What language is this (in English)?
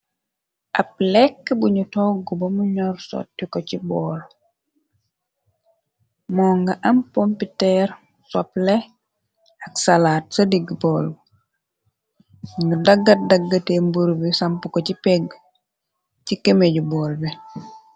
Wolof